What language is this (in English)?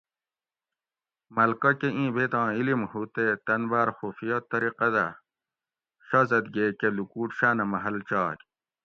Gawri